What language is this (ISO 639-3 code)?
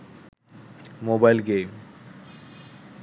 ben